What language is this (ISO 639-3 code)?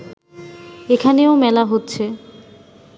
ben